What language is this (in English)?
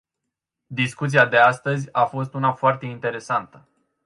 Romanian